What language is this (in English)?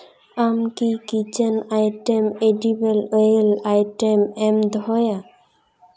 Santali